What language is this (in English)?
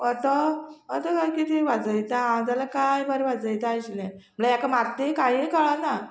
Konkani